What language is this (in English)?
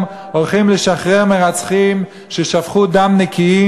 Hebrew